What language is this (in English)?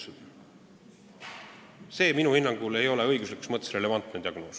Estonian